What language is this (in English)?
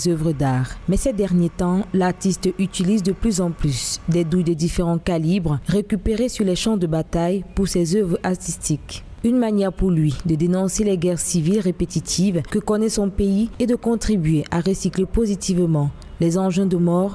French